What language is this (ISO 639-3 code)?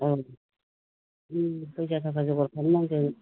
brx